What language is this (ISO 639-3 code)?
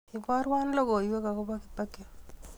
kln